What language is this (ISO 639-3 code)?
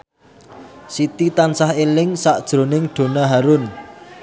jav